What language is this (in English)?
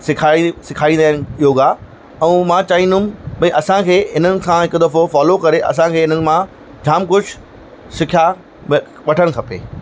Sindhi